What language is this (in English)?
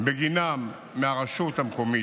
Hebrew